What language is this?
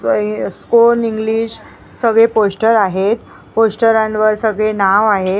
Marathi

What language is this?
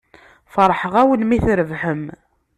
Kabyle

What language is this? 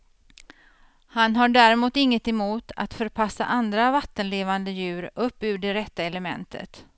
Swedish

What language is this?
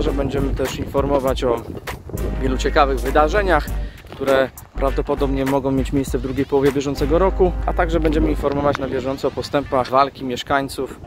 Polish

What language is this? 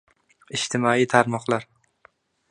Uzbek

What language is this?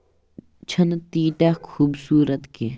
Kashmiri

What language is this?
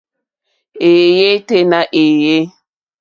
Mokpwe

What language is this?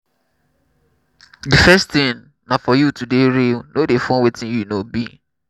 Nigerian Pidgin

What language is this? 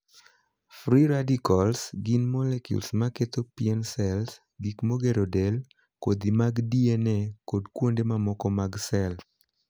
Luo (Kenya and Tanzania)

